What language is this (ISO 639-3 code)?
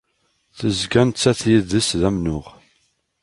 kab